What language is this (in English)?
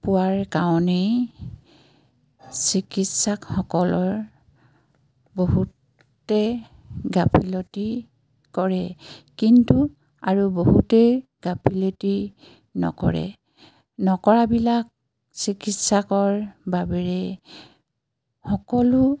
Assamese